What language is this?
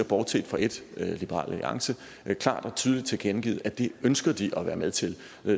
Danish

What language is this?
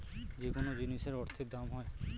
Bangla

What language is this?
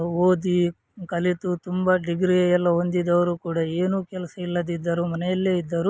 Kannada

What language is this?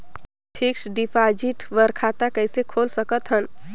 Chhattisgarhi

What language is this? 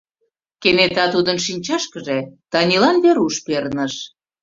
Mari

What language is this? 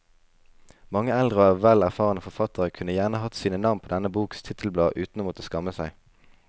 Norwegian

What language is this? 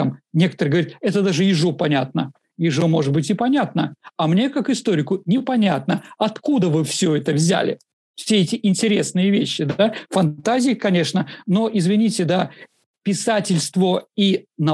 Russian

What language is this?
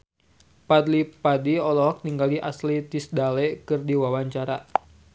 Sundanese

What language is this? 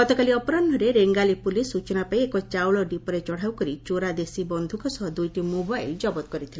Odia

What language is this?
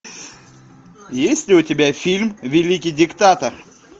Russian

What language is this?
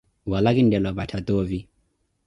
Koti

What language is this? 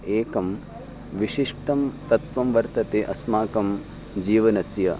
Sanskrit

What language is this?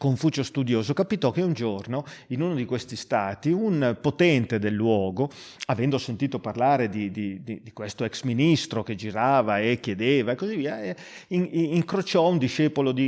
Italian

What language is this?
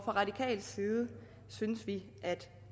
Danish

